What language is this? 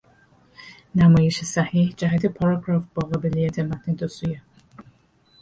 Persian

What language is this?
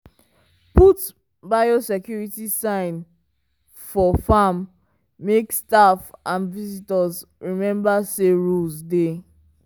Nigerian Pidgin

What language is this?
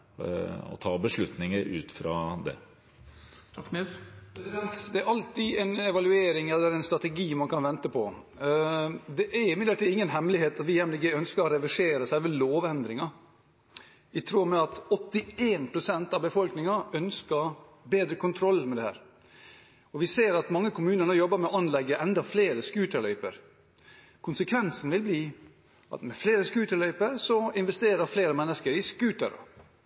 Norwegian Bokmål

